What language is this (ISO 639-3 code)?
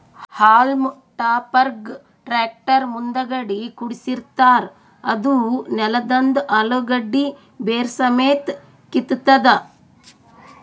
kan